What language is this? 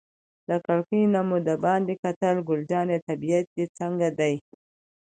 Pashto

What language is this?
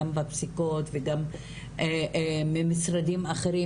Hebrew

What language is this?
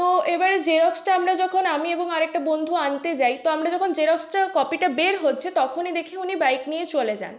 Bangla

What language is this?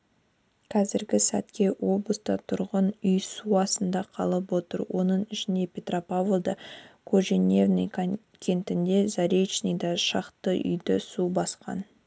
Kazakh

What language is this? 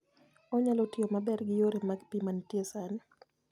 Luo (Kenya and Tanzania)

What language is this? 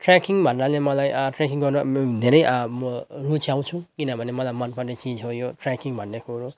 Nepali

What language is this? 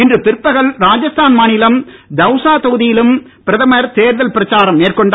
Tamil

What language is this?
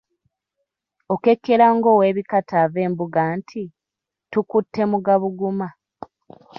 Ganda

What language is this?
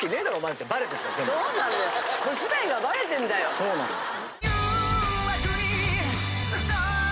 Japanese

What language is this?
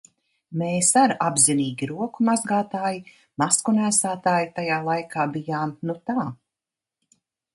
Latvian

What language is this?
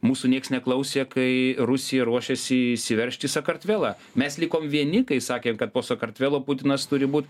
Lithuanian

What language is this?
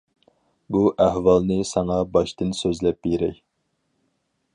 Uyghur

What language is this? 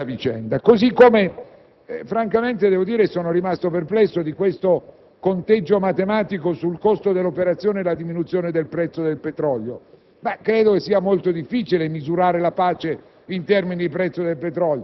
Italian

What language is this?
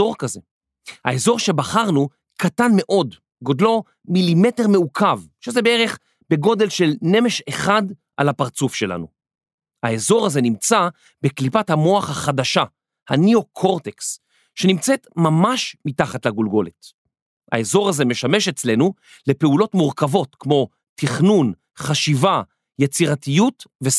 Hebrew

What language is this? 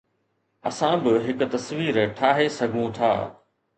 Sindhi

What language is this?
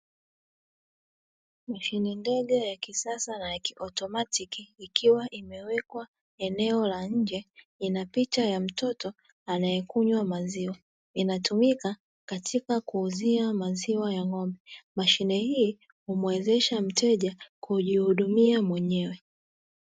Swahili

